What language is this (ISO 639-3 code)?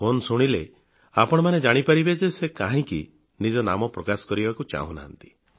ori